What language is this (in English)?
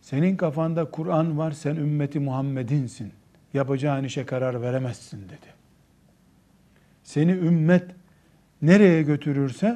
Turkish